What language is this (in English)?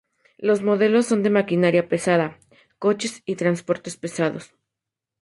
Spanish